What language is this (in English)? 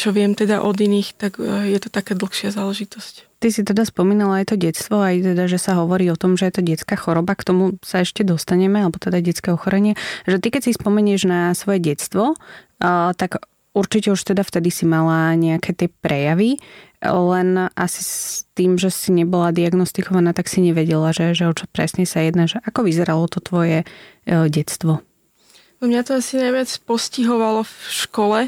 Slovak